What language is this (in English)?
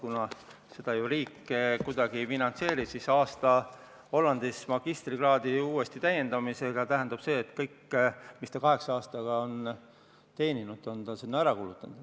Estonian